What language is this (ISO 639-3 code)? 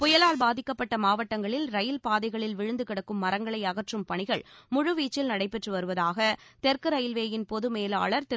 tam